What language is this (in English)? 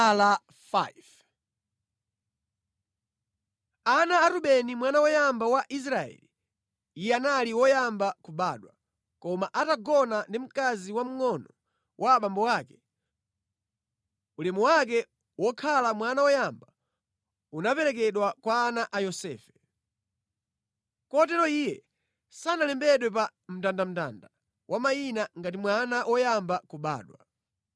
Nyanja